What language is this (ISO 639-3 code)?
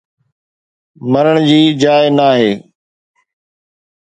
snd